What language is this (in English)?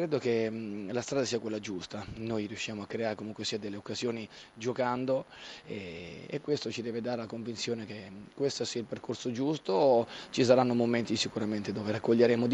Italian